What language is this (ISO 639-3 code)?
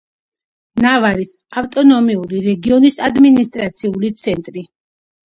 kat